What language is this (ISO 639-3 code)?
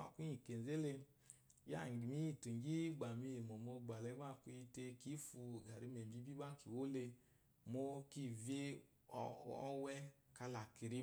afo